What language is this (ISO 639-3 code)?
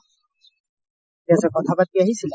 asm